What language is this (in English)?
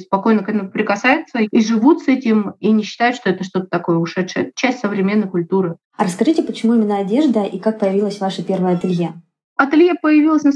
Russian